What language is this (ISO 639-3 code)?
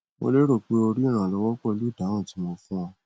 yor